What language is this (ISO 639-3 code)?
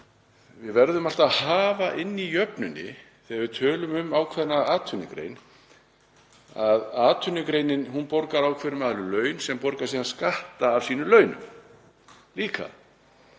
isl